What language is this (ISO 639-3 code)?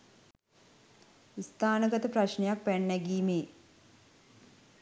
sin